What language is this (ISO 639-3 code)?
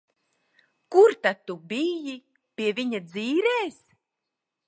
lav